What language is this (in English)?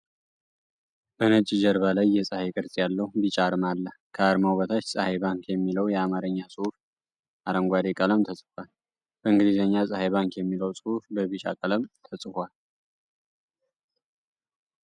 Amharic